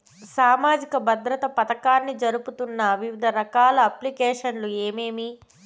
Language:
Telugu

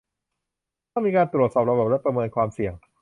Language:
Thai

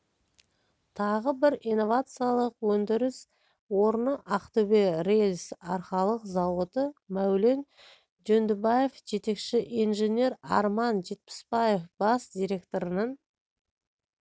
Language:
Kazakh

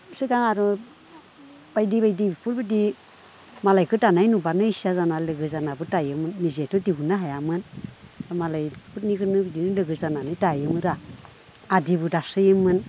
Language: Bodo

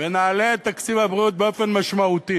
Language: Hebrew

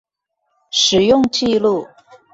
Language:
Chinese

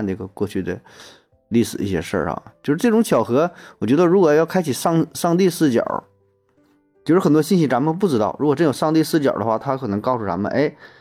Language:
Chinese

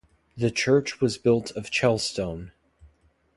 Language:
English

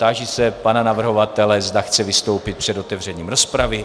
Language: Czech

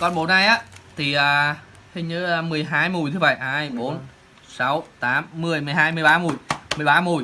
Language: Vietnamese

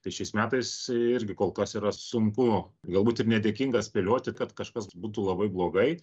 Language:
Lithuanian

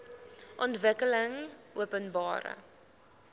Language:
Afrikaans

